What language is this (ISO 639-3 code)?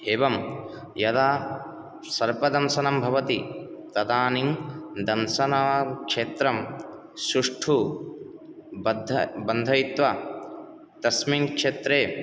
san